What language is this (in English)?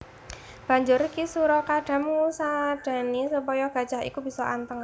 Javanese